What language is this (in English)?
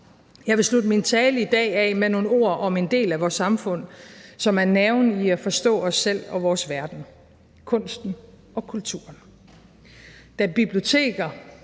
Danish